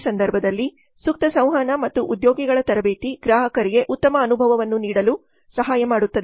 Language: Kannada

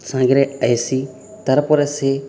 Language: Odia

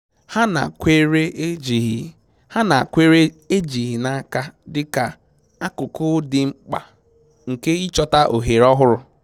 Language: Igbo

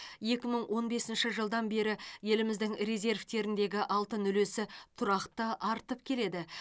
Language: Kazakh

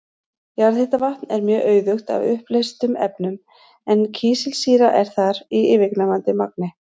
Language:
Icelandic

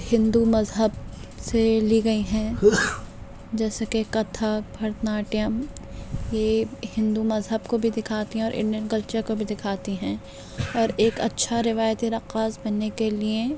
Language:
Urdu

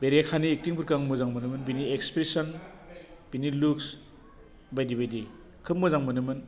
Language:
Bodo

